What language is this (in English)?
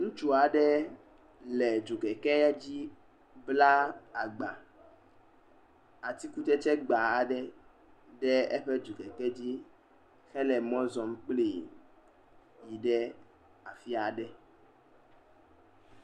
Ewe